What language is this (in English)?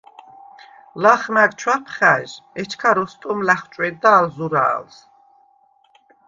Svan